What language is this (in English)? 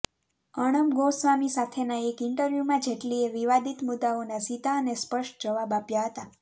Gujarati